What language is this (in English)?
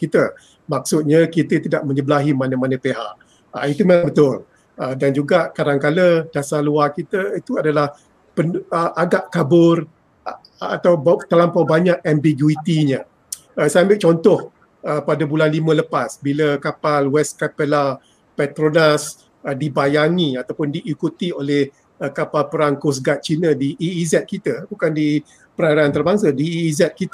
Malay